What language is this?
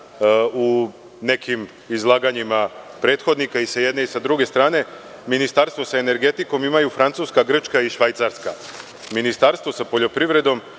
Serbian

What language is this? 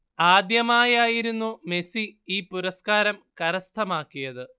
Malayalam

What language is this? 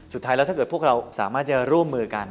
Thai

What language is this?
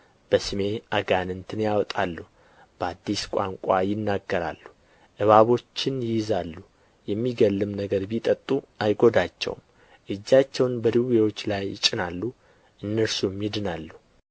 Amharic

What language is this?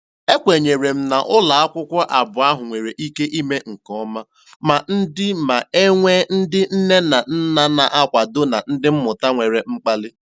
Igbo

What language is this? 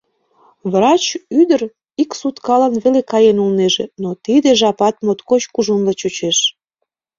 Mari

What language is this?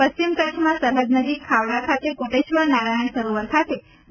Gujarati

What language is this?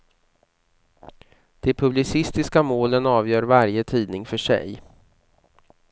Swedish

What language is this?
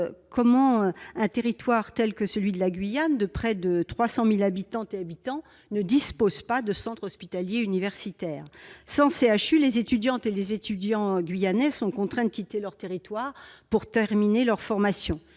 French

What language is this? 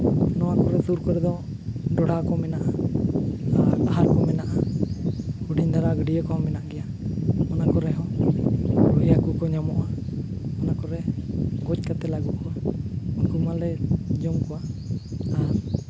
Santali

